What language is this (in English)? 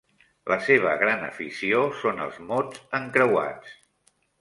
Catalan